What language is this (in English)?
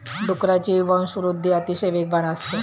Marathi